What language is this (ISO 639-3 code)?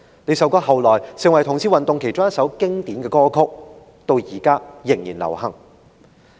yue